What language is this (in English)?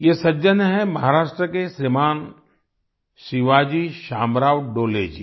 Hindi